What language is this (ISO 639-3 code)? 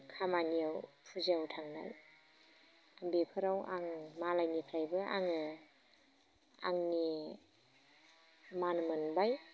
brx